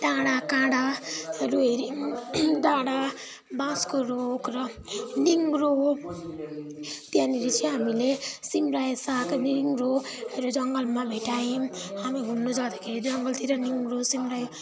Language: Nepali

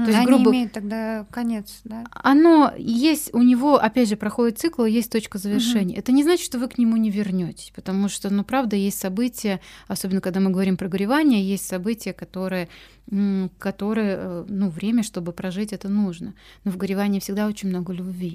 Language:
Russian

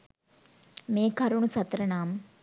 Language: Sinhala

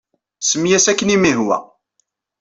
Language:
Kabyle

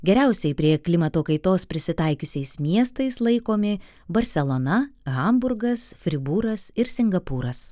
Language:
Lithuanian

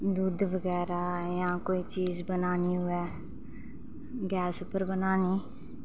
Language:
Dogri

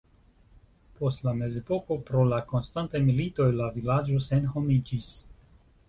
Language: Esperanto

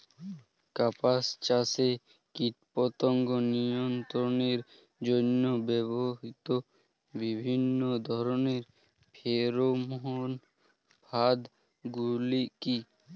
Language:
Bangla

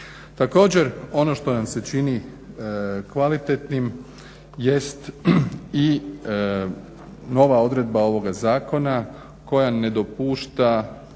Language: Croatian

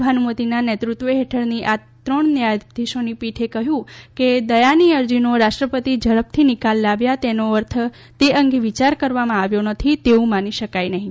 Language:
Gujarati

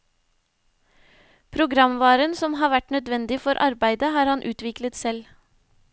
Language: Norwegian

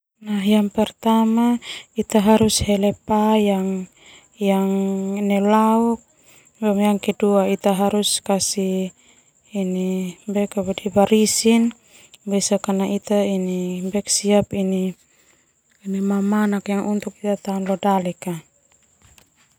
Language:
Termanu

